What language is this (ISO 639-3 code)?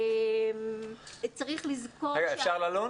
heb